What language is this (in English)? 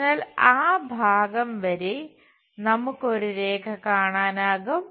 Malayalam